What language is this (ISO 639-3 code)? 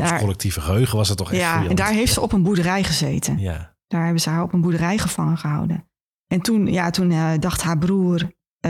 nld